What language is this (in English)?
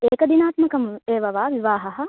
Sanskrit